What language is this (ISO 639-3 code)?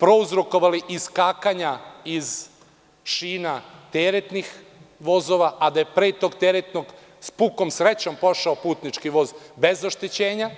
srp